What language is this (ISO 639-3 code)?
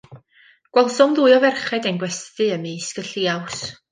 cym